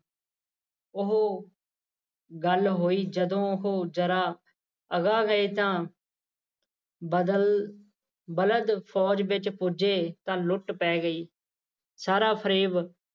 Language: Punjabi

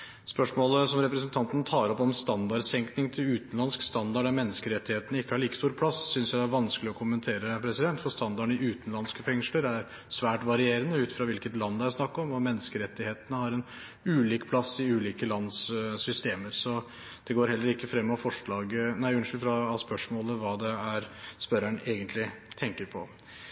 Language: Norwegian Bokmål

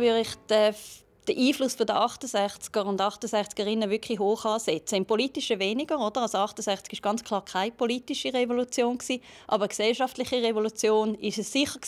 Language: German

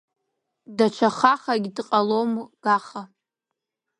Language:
Abkhazian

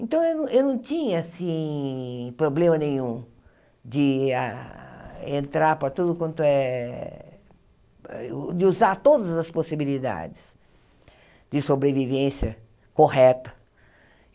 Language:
Portuguese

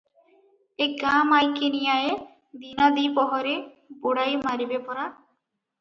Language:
Odia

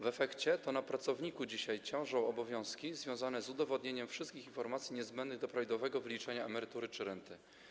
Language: Polish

